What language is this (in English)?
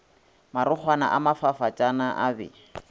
Northern Sotho